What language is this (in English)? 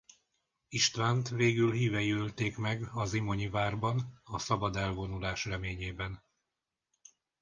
Hungarian